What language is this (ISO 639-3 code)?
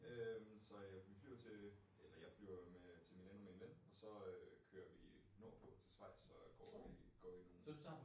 dan